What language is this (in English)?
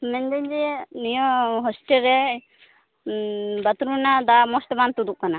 Santali